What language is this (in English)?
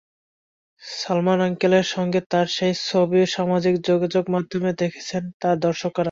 Bangla